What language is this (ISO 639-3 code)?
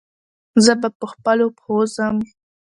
pus